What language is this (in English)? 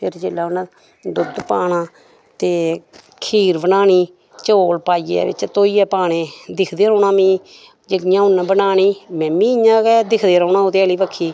Dogri